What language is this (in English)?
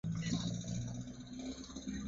Swahili